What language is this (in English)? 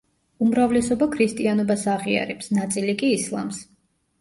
Georgian